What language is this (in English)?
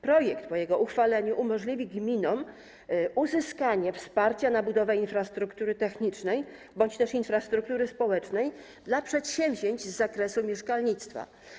Polish